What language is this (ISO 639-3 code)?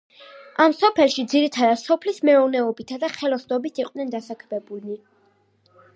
kat